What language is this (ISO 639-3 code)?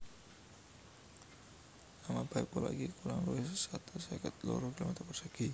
jav